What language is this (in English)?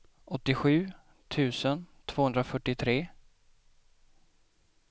Swedish